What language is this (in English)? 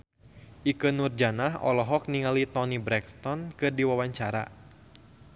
Sundanese